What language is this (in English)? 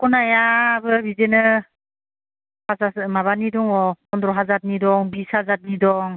Bodo